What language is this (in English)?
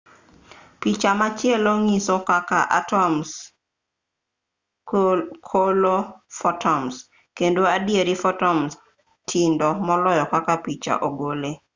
Luo (Kenya and Tanzania)